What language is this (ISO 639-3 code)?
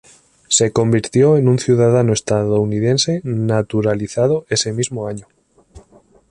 spa